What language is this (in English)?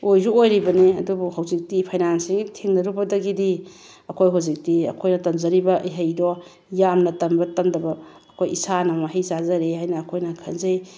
Manipuri